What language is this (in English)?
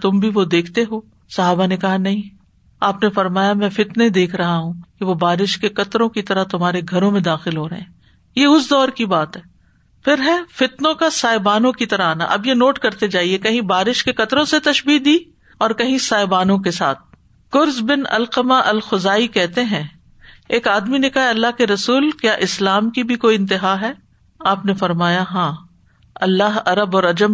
Urdu